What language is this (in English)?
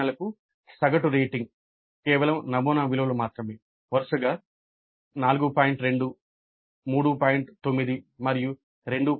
Telugu